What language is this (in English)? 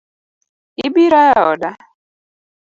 Luo (Kenya and Tanzania)